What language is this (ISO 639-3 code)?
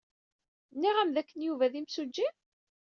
kab